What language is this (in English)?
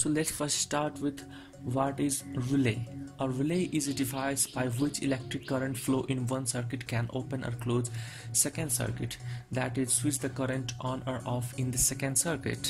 English